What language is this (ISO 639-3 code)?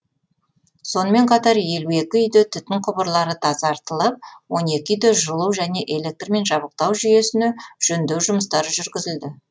kaz